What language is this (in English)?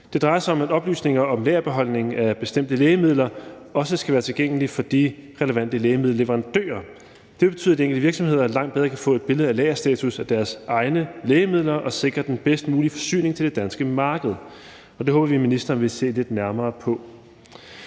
Danish